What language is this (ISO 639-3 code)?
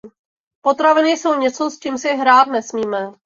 ces